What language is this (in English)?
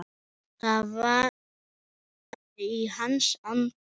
Icelandic